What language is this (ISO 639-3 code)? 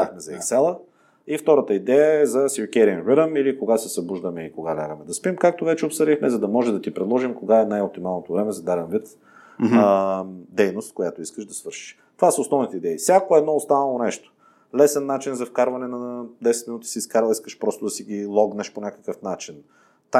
bul